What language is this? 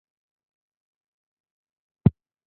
Chinese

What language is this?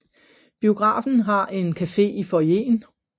Danish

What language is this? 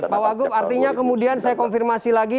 Indonesian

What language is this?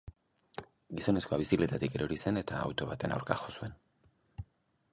Basque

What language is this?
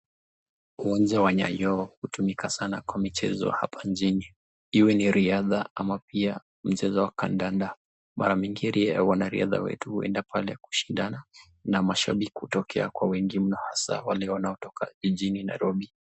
Swahili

